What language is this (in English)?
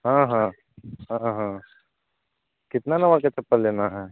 Maithili